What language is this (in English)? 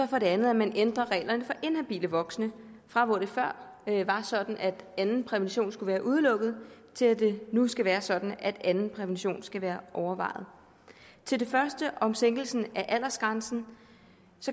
Danish